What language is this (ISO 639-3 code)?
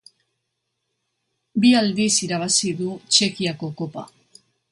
eus